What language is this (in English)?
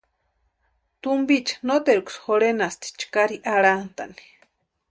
Western Highland Purepecha